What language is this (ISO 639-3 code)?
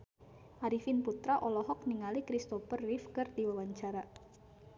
sun